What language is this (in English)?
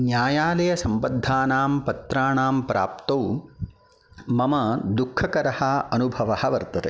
Sanskrit